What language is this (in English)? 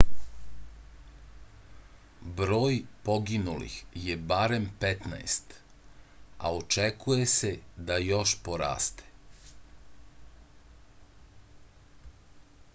Serbian